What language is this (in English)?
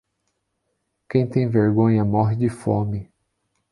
Portuguese